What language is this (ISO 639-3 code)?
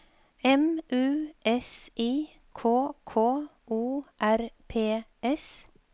nor